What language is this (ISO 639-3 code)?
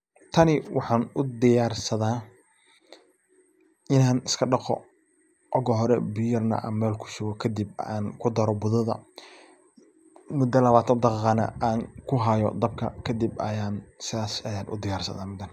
som